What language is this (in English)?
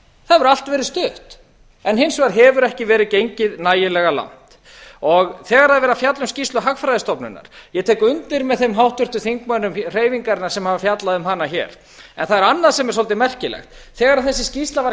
Icelandic